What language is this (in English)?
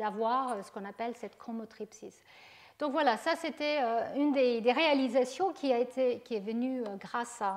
French